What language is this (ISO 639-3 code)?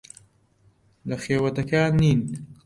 ckb